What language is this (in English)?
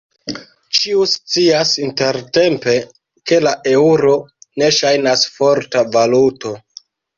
Esperanto